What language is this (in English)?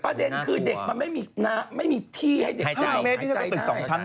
Thai